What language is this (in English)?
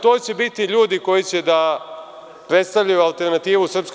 Serbian